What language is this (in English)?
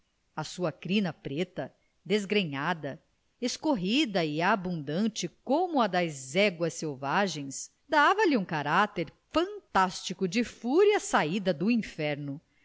Portuguese